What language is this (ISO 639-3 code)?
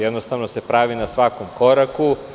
srp